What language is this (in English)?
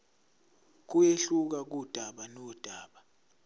Zulu